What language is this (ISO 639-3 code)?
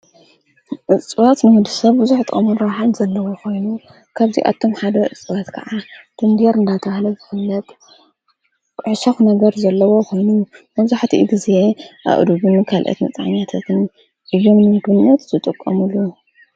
tir